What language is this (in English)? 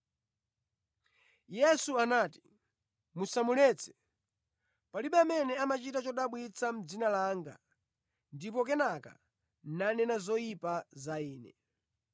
Nyanja